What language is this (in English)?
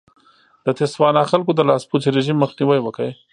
Pashto